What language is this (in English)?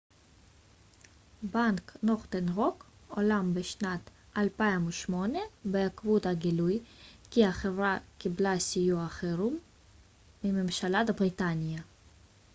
Hebrew